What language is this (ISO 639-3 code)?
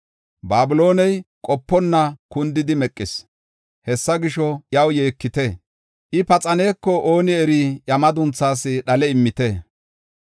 gof